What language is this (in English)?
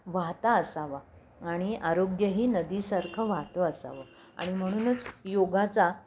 Marathi